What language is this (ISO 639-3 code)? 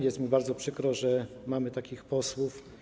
pol